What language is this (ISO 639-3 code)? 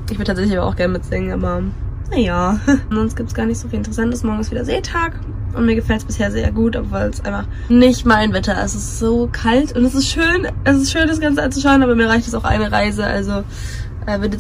deu